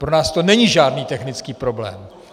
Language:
Czech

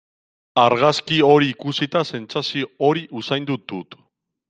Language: Basque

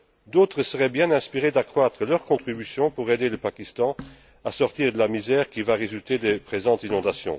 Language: French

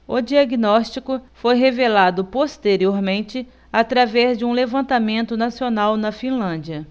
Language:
Portuguese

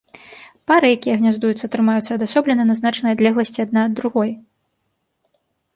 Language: Belarusian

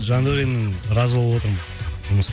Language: Kazakh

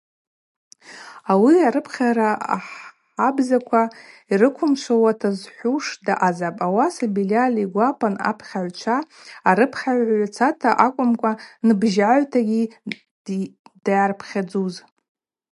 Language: Abaza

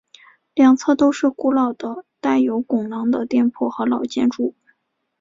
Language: Chinese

